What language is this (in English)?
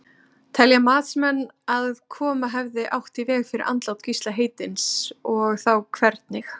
Icelandic